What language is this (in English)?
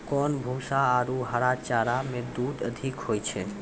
Maithili